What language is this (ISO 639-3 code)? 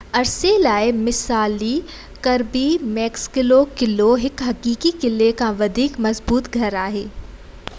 snd